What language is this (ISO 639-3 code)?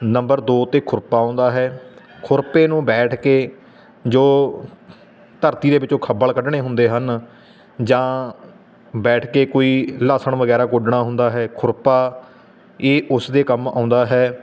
pan